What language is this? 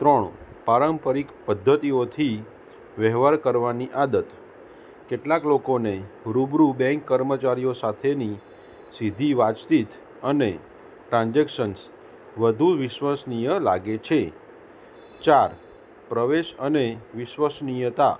Gujarati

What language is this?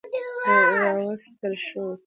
Pashto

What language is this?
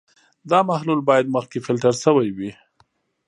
Pashto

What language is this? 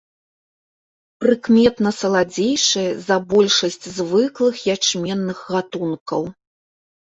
Belarusian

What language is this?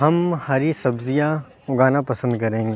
Urdu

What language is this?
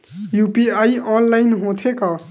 Chhattisgarhi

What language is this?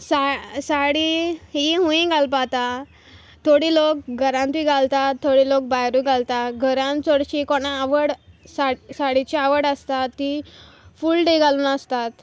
Konkani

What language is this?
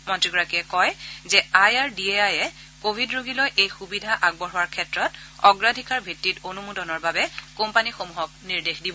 Assamese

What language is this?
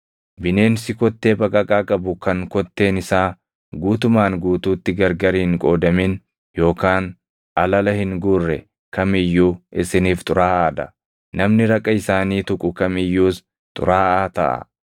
Oromo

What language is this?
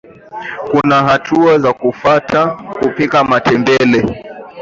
Swahili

